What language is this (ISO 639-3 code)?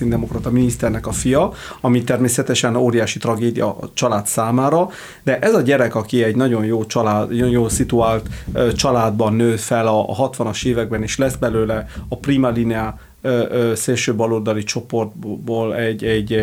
hun